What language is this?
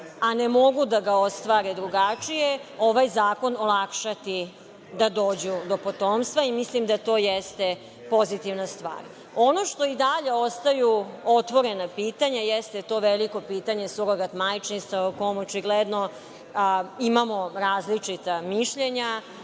Serbian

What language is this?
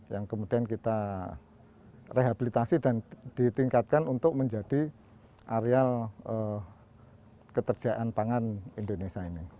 Indonesian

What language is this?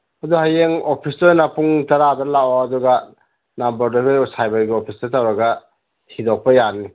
Manipuri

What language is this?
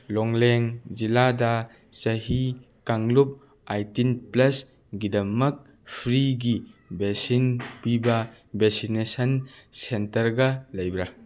Manipuri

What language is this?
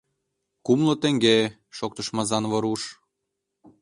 Mari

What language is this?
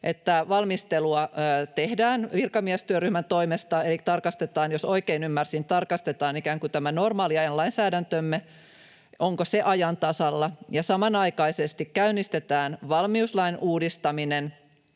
Finnish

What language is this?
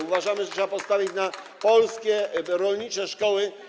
Polish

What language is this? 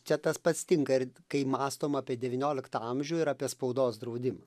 Lithuanian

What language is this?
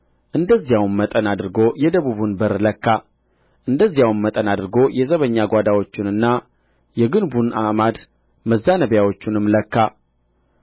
Amharic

